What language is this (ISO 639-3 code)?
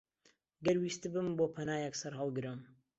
ckb